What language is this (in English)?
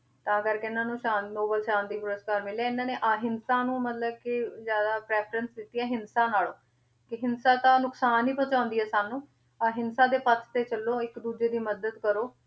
Punjabi